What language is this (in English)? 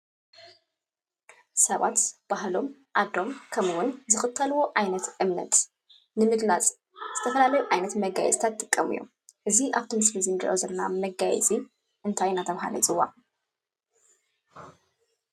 Tigrinya